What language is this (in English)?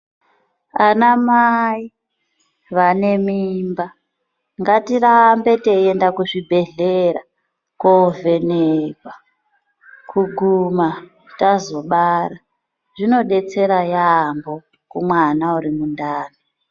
Ndau